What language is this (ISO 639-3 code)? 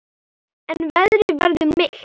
isl